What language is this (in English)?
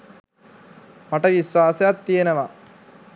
Sinhala